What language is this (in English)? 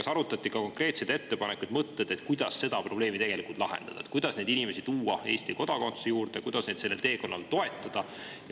Estonian